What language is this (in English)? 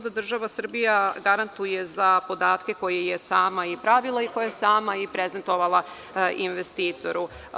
Serbian